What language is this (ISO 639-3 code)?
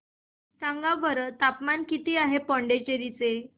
mar